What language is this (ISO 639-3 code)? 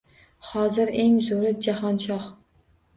uzb